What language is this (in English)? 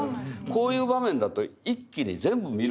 Japanese